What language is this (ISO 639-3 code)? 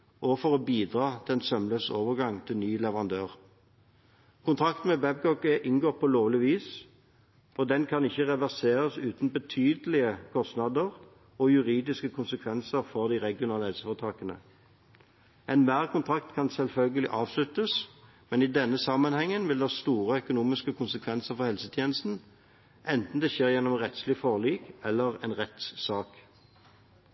nob